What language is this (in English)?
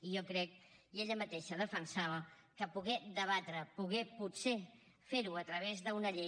Catalan